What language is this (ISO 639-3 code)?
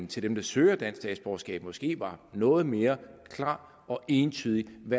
dan